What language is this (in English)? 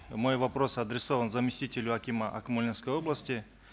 Kazakh